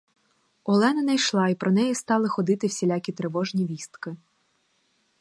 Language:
Ukrainian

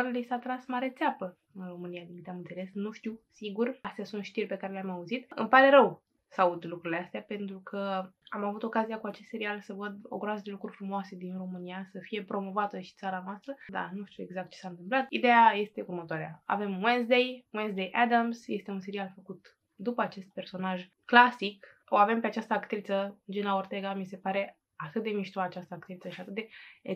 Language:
Romanian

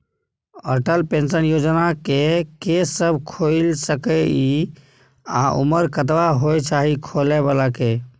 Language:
Maithili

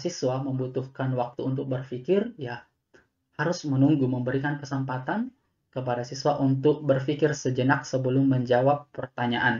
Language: Indonesian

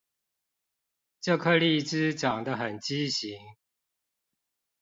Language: Chinese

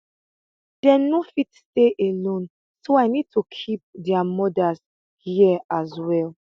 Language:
Nigerian Pidgin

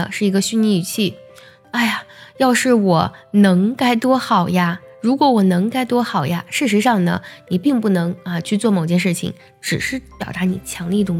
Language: Chinese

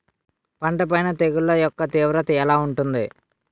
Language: Telugu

